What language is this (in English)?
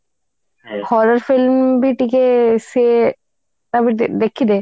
Odia